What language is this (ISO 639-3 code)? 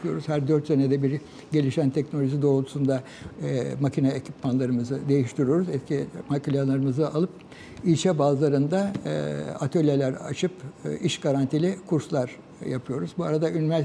tur